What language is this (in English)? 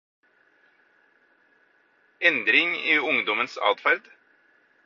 Norwegian Bokmål